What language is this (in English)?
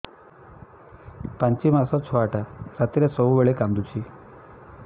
Odia